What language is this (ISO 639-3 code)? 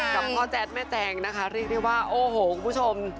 tha